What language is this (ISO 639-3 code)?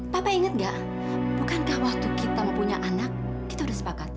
ind